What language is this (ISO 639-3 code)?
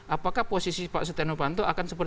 ind